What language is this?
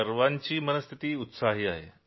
Marathi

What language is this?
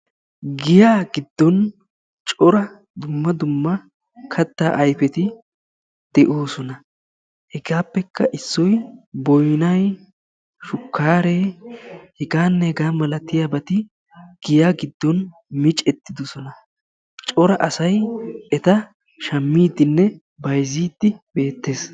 Wolaytta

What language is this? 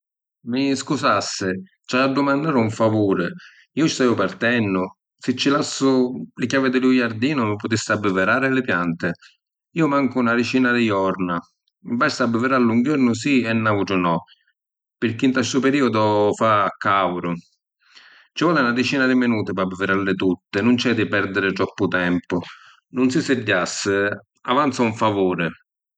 Sicilian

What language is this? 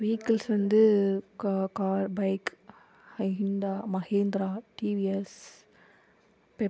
Tamil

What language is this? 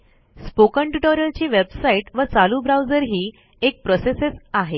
Marathi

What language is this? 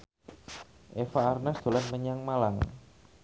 Javanese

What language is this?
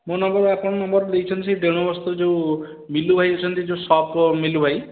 Odia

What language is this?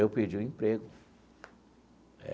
Portuguese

